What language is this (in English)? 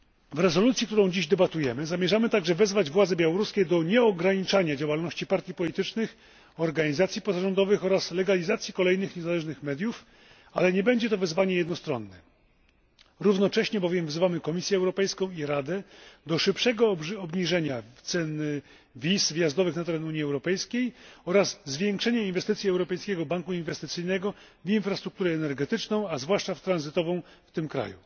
Polish